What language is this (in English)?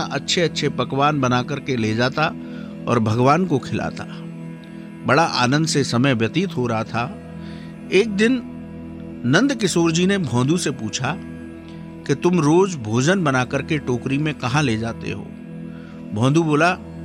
Hindi